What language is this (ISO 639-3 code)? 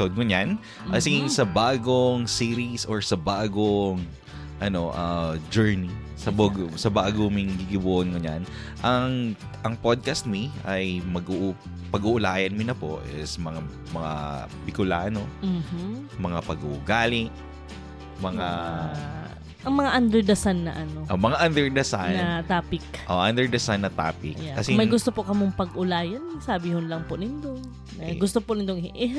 fil